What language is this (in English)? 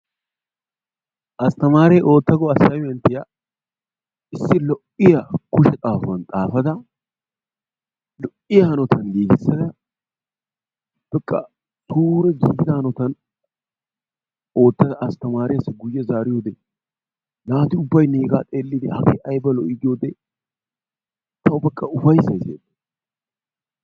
Wolaytta